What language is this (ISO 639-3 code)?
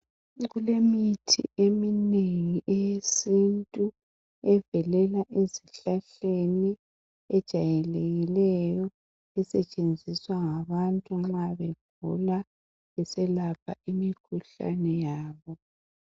nde